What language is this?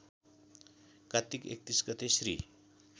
Nepali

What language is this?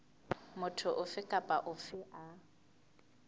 Southern Sotho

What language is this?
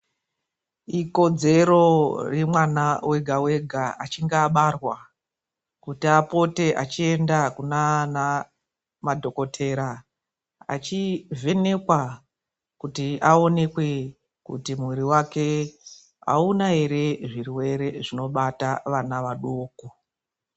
Ndau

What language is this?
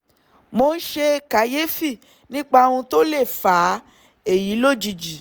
Yoruba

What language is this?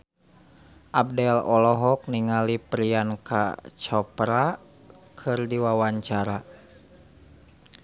Sundanese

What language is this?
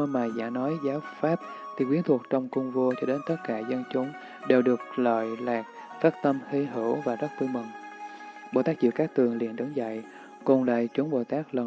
Vietnamese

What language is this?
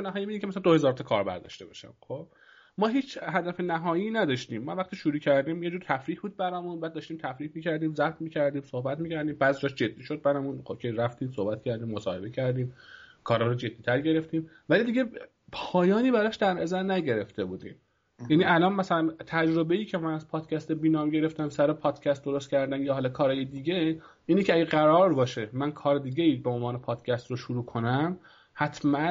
Persian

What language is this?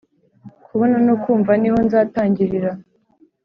Kinyarwanda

